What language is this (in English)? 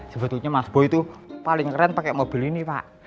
Indonesian